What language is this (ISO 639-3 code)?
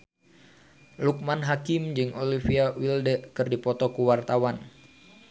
sun